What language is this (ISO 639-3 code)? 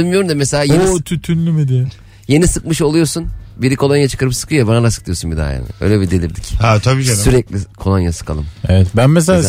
tur